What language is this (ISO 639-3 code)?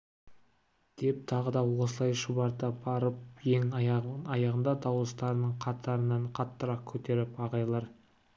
kaz